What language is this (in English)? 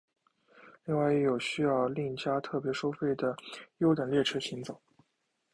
Chinese